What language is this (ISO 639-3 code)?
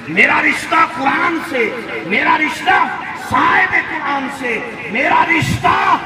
ara